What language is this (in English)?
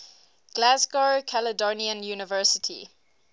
English